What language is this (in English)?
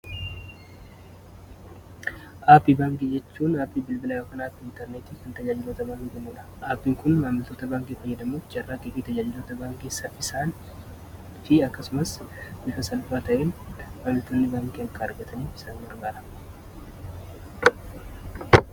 Oromo